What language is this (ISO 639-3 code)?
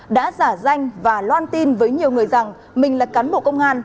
vie